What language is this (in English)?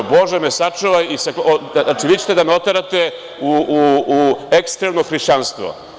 Serbian